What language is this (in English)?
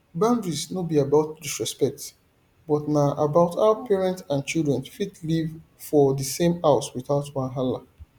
Nigerian Pidgin